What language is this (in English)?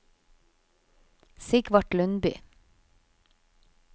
Norwegian